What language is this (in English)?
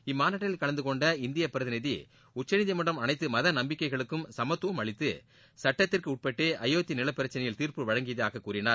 Tamil